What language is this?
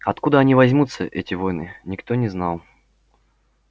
Russian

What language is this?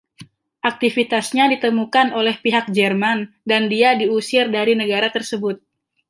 Indonesian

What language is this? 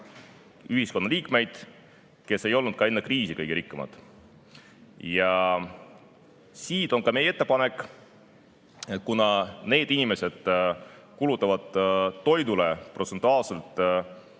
Estonian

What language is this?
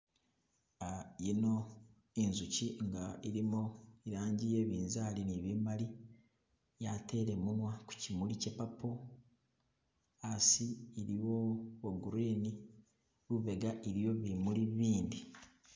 Masaaba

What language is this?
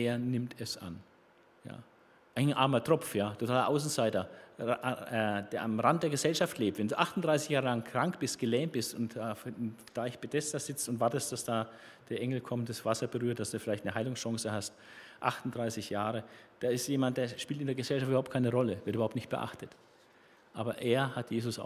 German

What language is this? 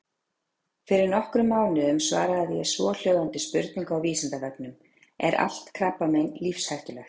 Icelandic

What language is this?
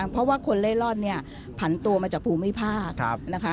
Thai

